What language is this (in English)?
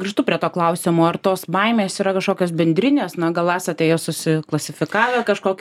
Lithuanian